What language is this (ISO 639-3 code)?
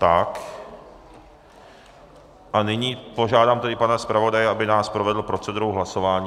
ces